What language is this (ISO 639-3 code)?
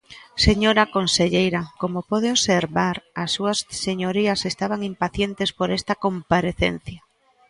glg